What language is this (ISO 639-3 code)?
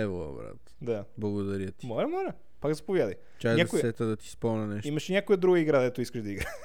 bul